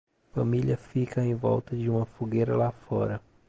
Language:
Portuguese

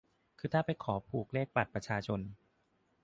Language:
Thai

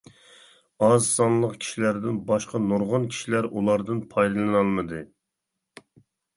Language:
Uyghur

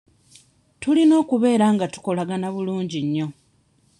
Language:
Ganda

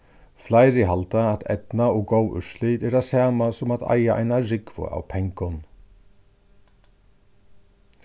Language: Faroese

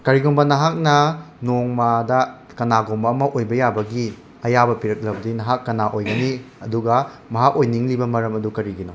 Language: Manipuri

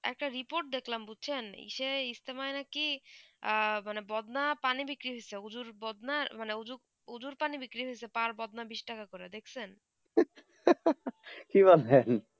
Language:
Bangla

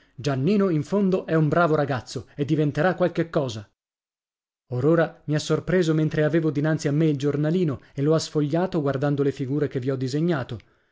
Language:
Italian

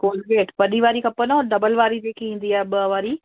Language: Sindhi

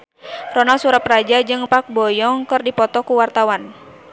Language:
Sundanese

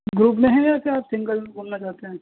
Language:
Urdu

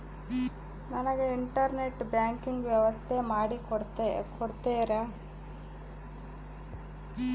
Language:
Kannada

